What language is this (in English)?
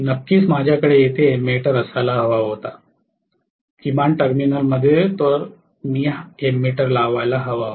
Marathi